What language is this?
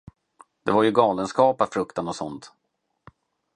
Swedish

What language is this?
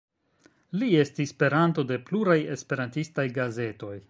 Esperanto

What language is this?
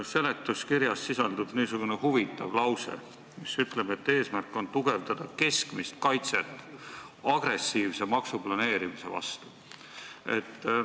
Estonian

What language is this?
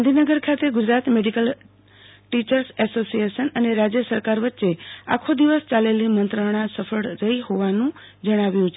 Gujarati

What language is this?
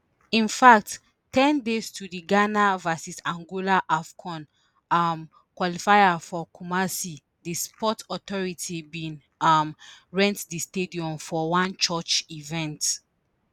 Nigerian Pidgin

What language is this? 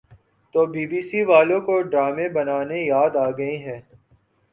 Urdu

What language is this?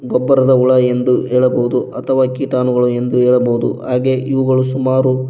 Kannada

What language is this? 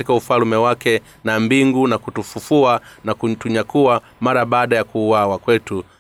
Swahili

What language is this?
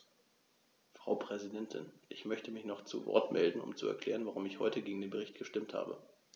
German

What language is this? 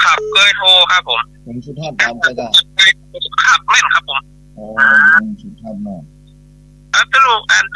Thai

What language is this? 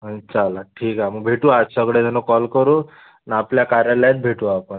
Marathi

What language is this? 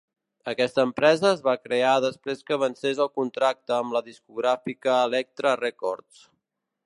Catalan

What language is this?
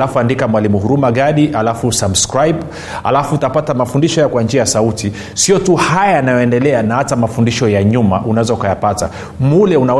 Swahili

